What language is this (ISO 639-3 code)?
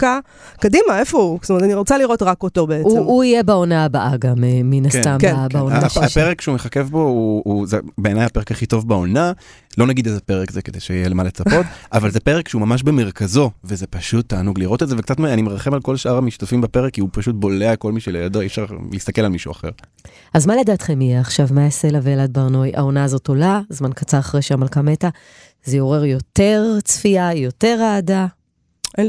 heb